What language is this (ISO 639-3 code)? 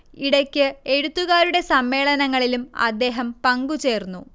mal